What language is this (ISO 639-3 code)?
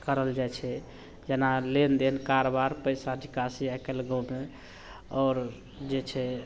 mai